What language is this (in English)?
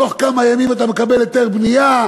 Hebrew